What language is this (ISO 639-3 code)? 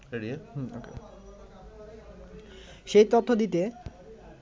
ben